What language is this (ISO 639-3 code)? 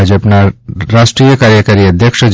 guj